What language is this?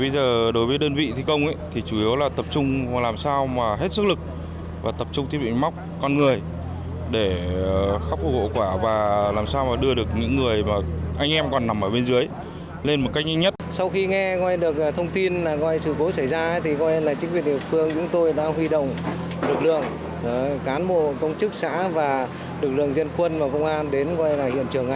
Vietnamese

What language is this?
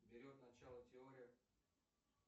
Russian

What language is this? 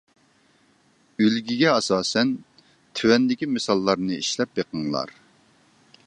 Uyghur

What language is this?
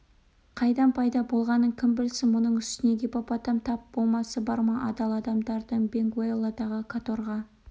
Kazakh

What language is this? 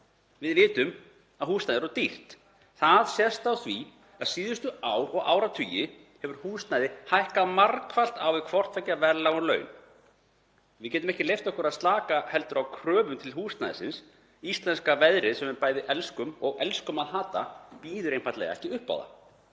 Icelandic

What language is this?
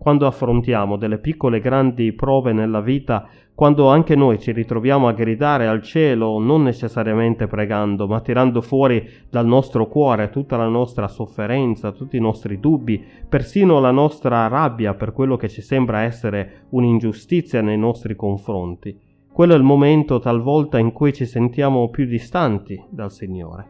Italian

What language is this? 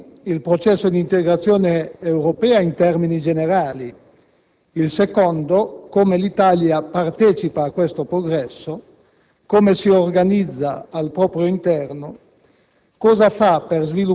Italian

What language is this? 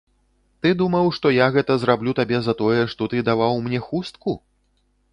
Belarusian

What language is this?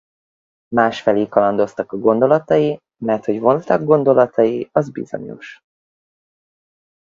Hungarian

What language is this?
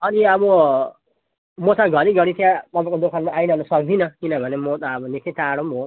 Nepali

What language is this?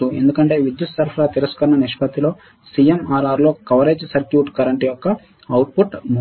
Telugu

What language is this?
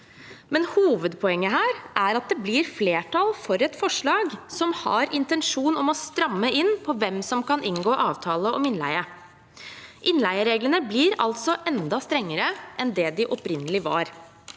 Norwegian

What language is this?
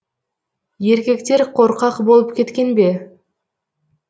Kazakh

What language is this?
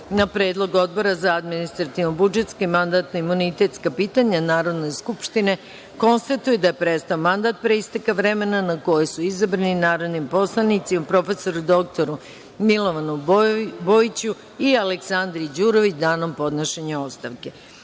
Serbian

